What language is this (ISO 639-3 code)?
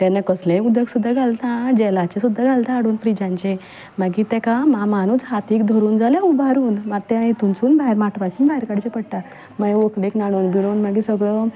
kok